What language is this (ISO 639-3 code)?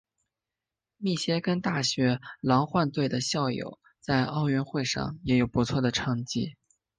zho